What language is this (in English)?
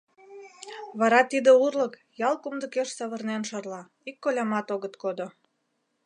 Mari